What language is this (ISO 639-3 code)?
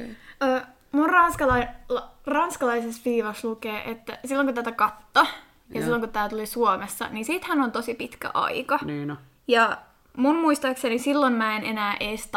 fin